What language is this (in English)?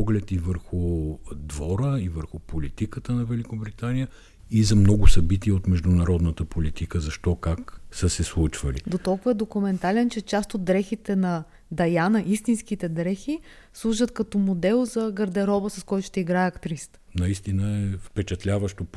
Bulgarian